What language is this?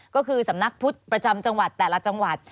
Thai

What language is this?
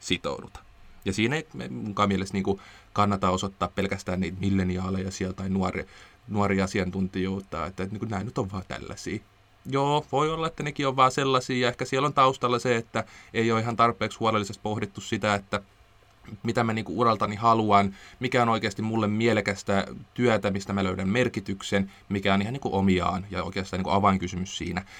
Finnish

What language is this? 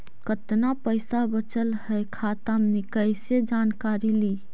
Magahi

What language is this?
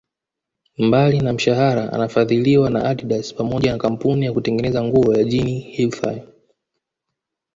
Swahili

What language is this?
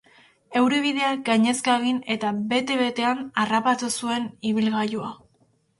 Basque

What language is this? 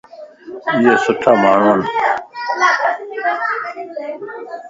Lasi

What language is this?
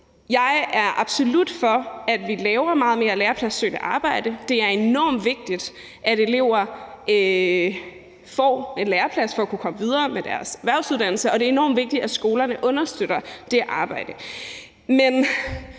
Danish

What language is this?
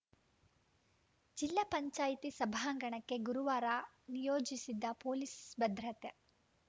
Kannada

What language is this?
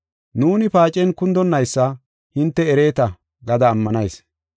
Gofa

